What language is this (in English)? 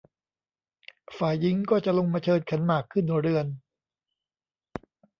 Thai